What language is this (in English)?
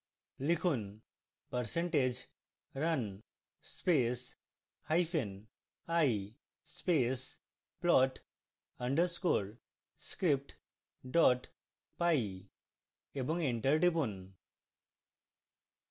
Bangla